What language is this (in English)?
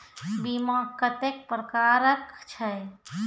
Maithili